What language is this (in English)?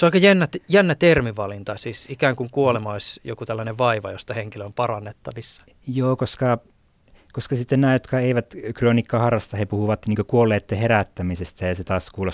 Finnish